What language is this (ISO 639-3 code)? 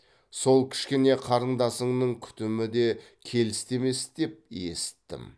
kaz